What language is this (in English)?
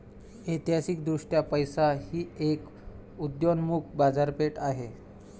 Marathi